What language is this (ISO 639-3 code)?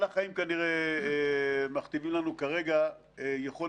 heb